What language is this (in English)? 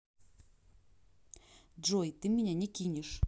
Russian